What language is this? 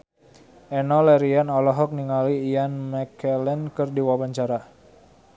Sundanese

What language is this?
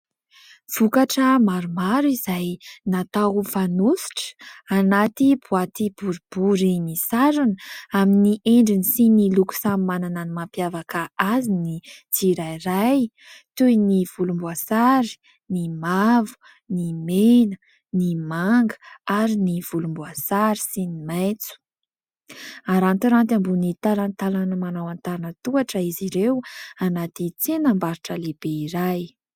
Malagasy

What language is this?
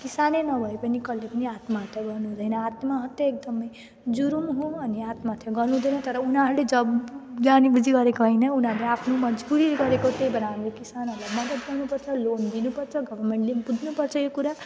Nepali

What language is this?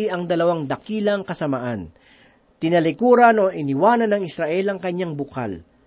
Filipino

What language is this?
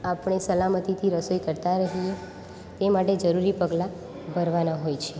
Gujarati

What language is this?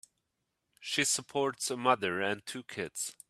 English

